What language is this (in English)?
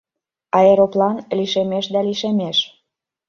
Mari